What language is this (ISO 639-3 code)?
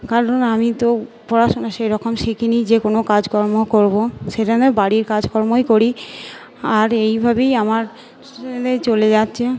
ben